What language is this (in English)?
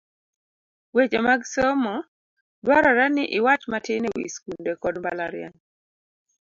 Luo (Kenya and Tanzania)